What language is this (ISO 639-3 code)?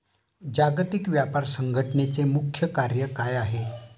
mar